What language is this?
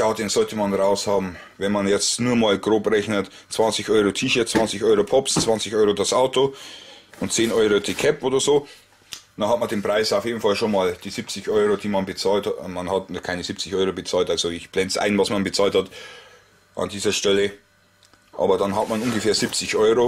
German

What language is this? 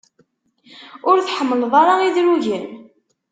Kabyle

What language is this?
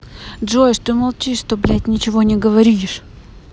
Russian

